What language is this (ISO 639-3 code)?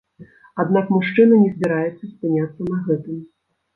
bel